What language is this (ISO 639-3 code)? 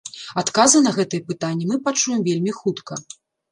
bel